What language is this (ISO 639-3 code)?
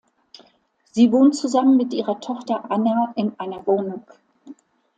deu